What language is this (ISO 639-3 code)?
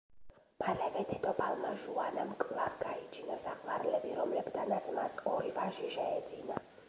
kat